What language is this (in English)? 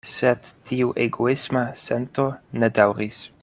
Esperanto